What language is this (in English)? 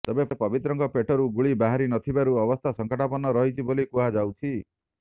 Odia